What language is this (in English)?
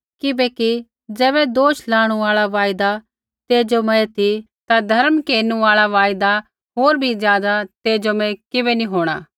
Kullu Pahari